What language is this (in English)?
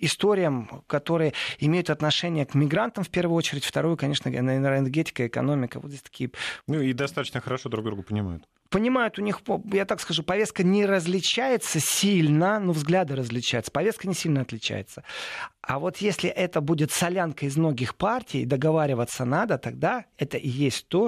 Russian